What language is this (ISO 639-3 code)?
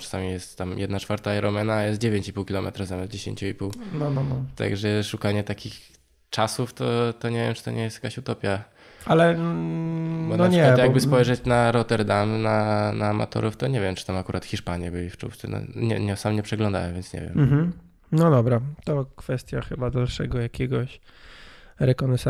pol